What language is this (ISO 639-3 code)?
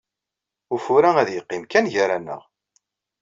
kab